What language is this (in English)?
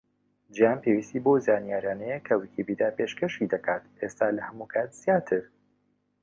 Central Kurdish